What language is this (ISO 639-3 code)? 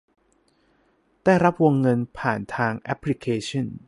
tha